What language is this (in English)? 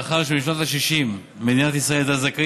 Hebrew